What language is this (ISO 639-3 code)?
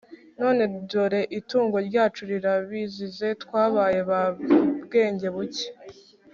kin